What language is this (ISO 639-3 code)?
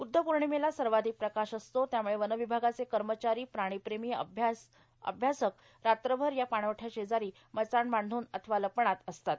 mar